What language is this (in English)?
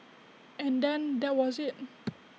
English